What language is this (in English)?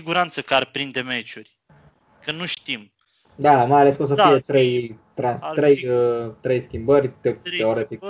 Romanian